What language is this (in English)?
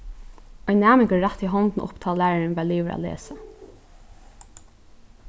Faroese